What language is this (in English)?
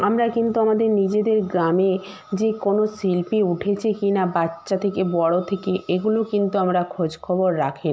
Bangla